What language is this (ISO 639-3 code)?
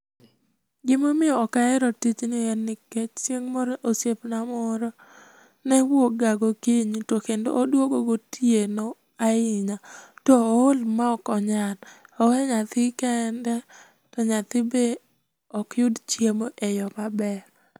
luo